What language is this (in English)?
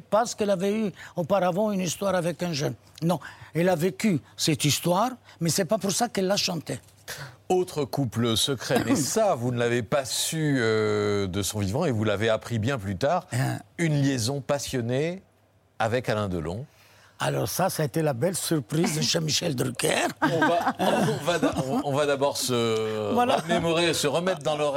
French